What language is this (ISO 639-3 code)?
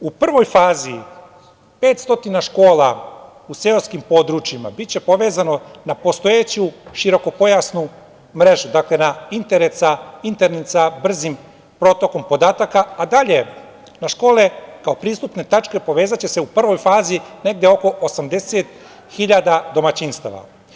srp